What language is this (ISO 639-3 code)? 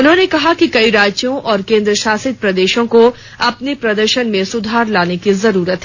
hin